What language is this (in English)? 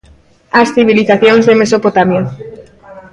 Galician